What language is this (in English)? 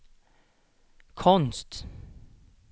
Swedish